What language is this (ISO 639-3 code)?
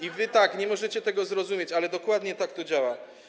pol